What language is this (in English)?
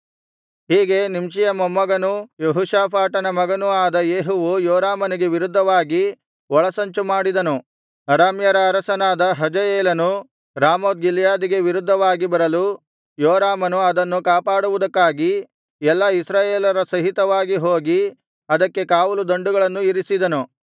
Kannada